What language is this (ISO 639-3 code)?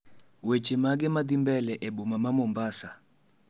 luo